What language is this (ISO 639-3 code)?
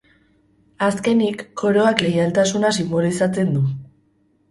eus